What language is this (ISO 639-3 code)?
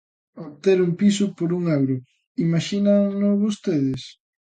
glg